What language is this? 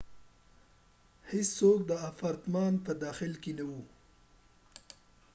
Pashto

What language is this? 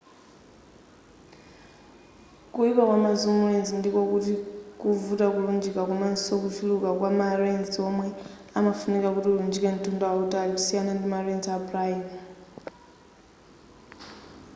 Nyanja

